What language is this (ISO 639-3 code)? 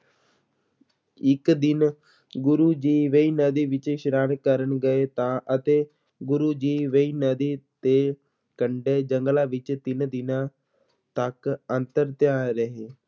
pan